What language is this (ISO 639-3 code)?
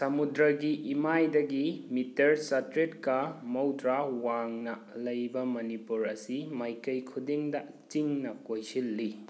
mni